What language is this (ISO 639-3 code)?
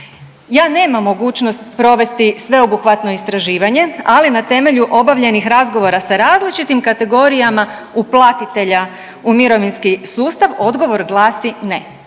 hrv